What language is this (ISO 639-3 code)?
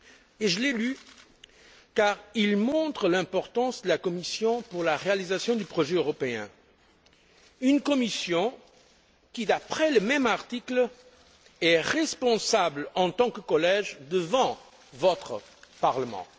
fra